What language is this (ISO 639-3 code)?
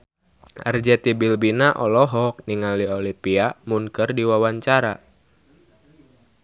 sun